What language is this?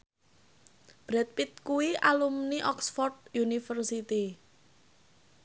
Javanese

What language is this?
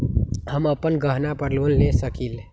Magahi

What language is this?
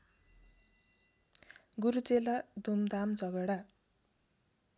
Nepali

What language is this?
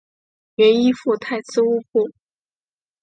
Chinese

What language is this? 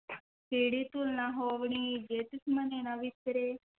Punjabi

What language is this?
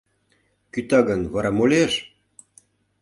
Mari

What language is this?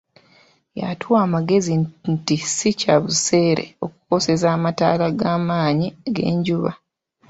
Ganda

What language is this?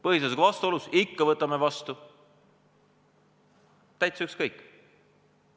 Estonian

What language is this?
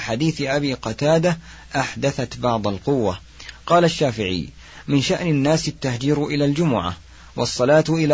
Arabic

